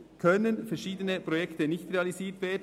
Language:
Swiss German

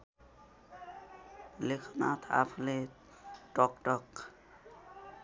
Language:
Nepali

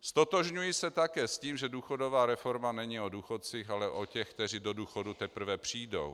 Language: Czech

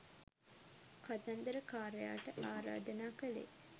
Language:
Sinhala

